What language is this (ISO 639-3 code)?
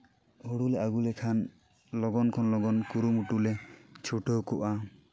sat